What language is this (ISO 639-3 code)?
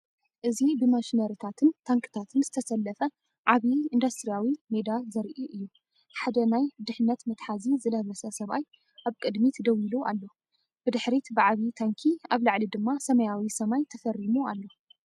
tir